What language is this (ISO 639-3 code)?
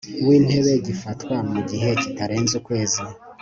kin